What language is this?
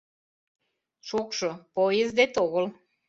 Mari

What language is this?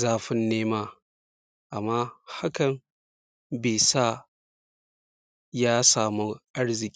Hausa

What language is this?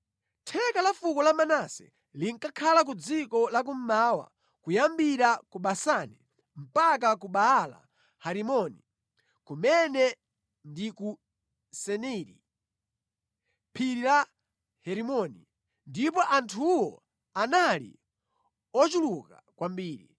Nyanja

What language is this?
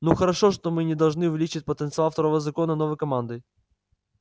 Russian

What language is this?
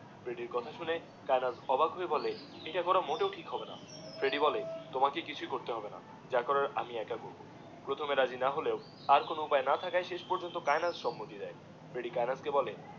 Bangla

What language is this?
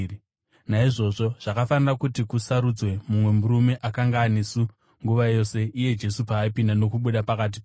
Shona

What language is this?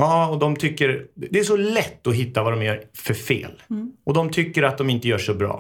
Swedish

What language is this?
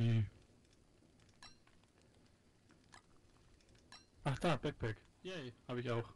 German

